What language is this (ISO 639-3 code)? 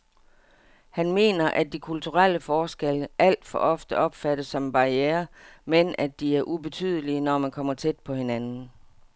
dan